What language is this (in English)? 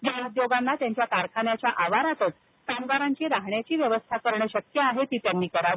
Marathi